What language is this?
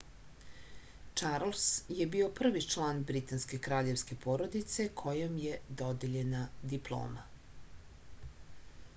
Serbian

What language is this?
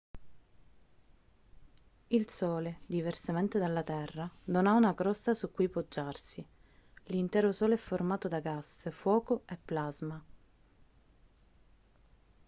Italian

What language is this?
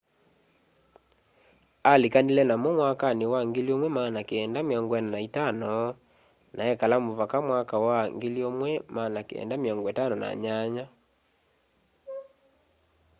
Kamba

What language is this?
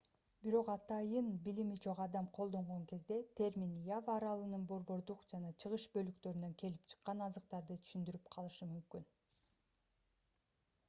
Kyrgyz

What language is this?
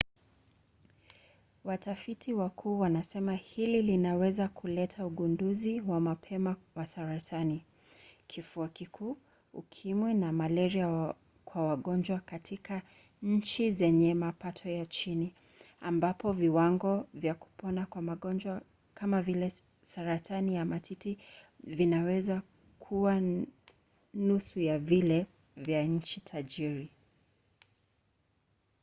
Swahili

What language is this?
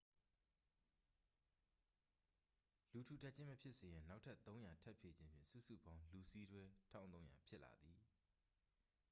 Burmese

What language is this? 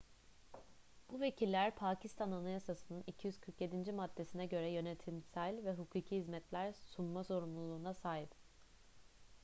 Turkish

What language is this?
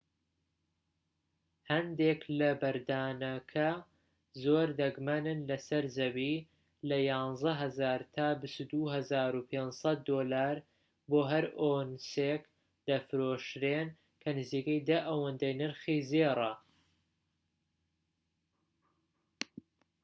Central Kurdish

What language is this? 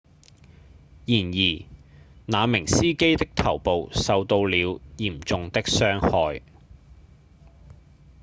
Cantonese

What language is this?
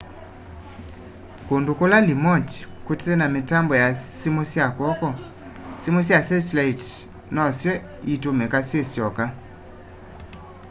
Kamba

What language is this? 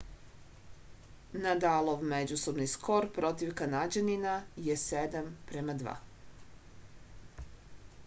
Serbian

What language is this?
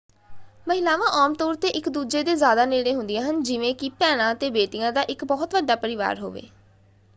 Punjabi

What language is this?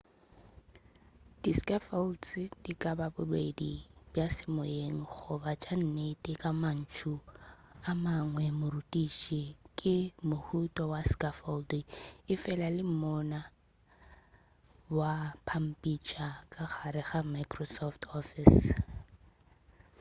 Northern Sotho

